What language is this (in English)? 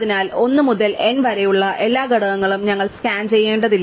Malayalam